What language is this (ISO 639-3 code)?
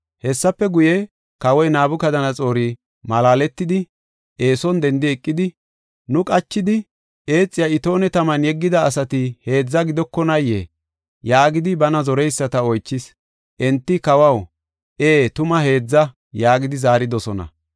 gof